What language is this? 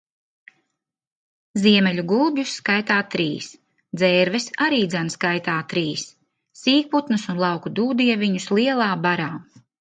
Latvian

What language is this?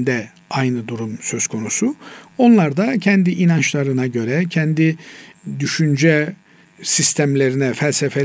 Turkish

